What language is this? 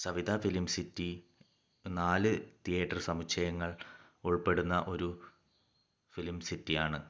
Malayalam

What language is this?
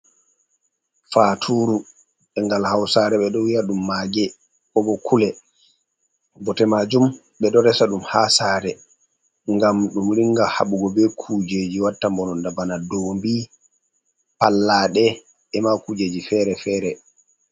Fula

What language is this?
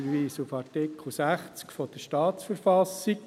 Swiss German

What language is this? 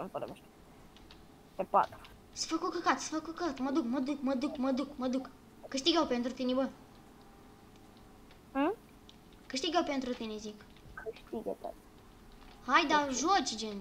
Romanian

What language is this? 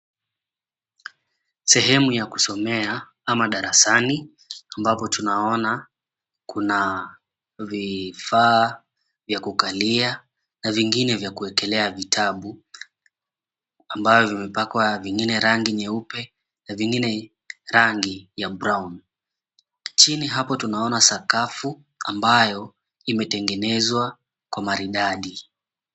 Swahili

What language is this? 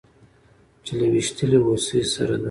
Pashto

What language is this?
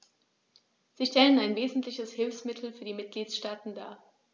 German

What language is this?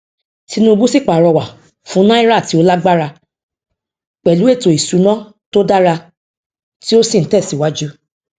Yoruba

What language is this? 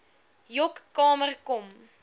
Afrikaans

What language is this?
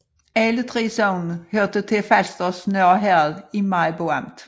Danish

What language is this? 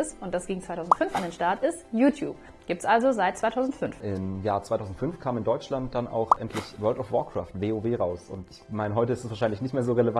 German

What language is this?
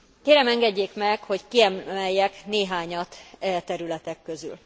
Hungarian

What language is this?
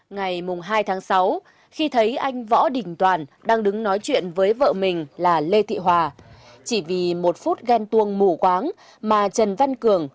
Vietnamese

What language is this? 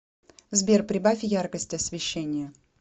Russian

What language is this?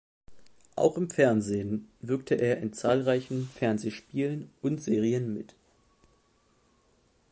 German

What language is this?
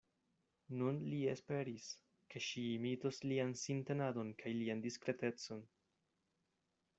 Esperanto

